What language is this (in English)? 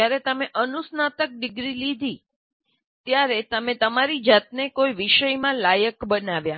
Gujarati